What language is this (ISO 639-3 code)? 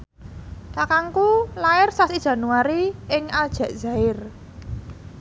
jav